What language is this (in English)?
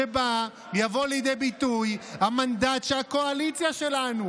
Hebrew